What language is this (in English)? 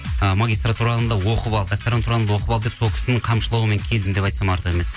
Kazakh